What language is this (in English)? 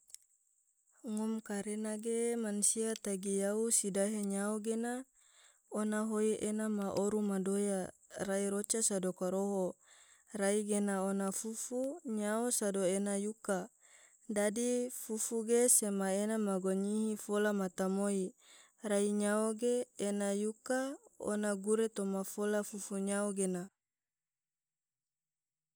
Tidore